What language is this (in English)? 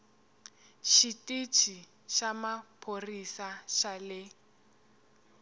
Tsonga